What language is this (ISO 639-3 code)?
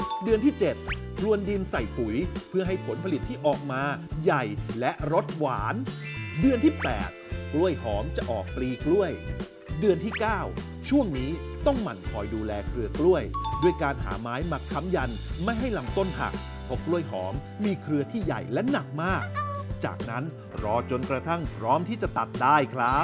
tha